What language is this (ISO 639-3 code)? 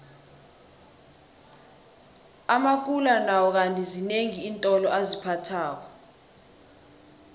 nbl